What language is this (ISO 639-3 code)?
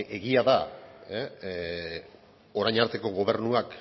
eus